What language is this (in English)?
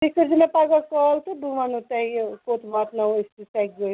Kashmiri